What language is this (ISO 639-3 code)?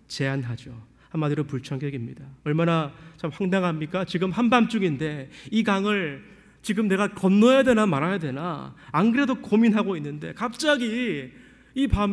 kor